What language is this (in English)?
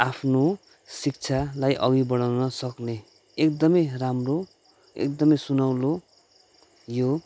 Nepali